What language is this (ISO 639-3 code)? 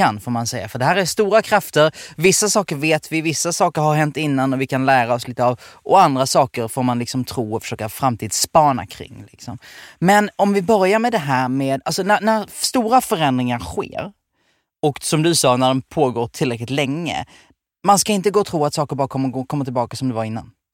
swe